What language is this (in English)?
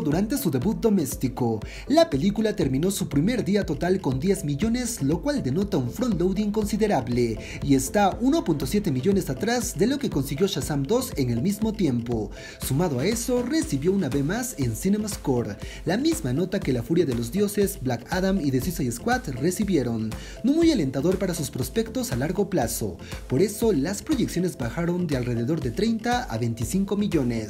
Spanish